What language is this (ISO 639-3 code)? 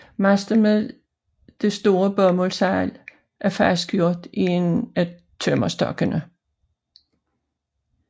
dan